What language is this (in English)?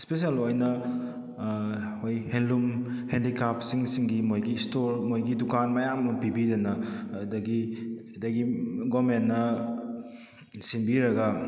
Manipuri